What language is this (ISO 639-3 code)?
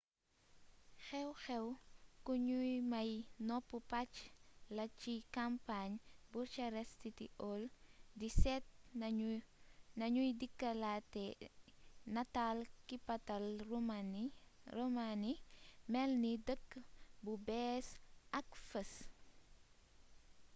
wol